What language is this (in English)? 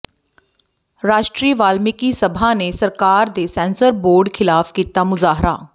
Punjabi